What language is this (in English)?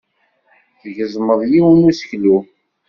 Kabyle